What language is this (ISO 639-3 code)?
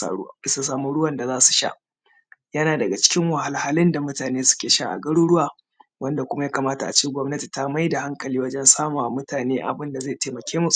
hau